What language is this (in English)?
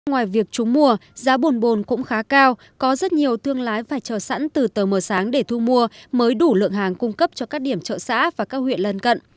Vietnamese